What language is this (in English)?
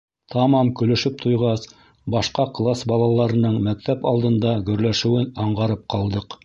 Bashkir